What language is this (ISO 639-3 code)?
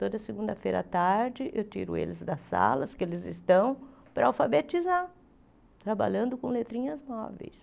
por